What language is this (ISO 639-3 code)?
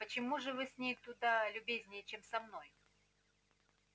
rus